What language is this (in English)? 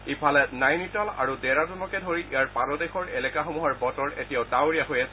Assamese